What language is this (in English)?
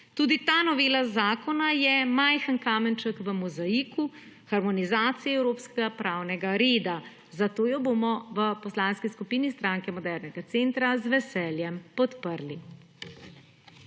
Slovenian